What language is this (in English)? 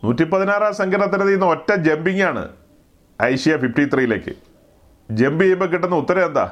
Malayalam